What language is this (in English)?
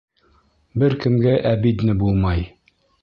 Bashkir